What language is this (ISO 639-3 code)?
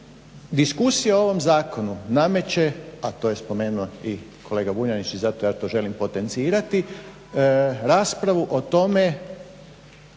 hrv